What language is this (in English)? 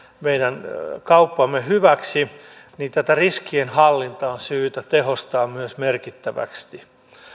Finnish